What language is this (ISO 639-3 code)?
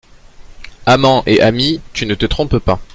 fra